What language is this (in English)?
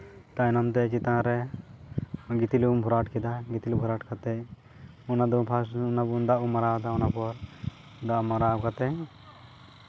Santali